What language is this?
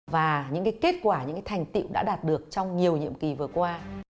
Vietnamese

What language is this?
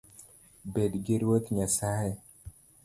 Luo (Kenya and Tanzania)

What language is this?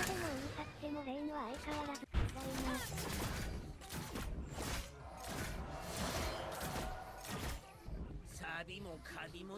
Japanese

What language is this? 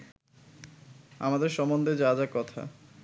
Bangla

